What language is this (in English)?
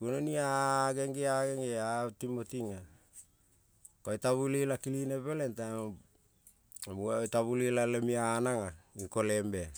Kol (Papua New Guinea)